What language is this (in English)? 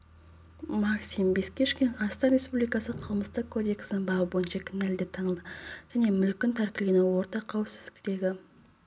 Kazakh